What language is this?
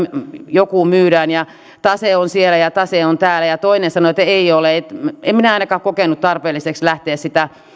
Finnish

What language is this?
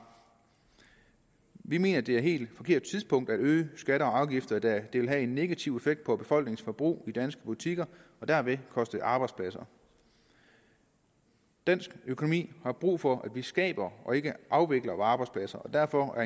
Danish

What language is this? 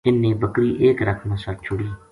Gujari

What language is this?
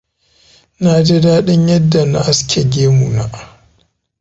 Hausa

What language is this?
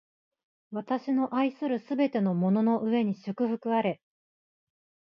Japanese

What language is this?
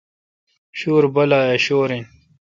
Kalkoti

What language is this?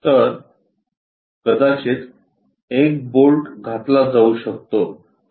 Marathi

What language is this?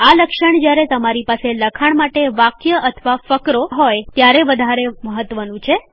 Gujarati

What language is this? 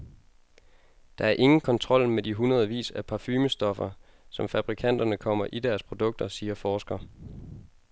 Danish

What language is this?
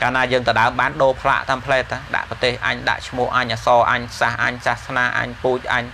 Vietnamese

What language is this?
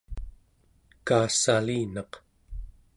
Central Yupik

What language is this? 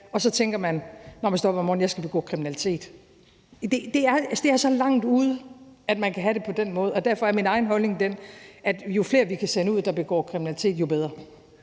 Danish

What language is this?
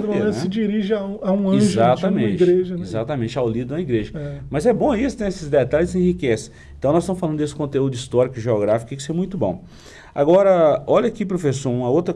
Portuguese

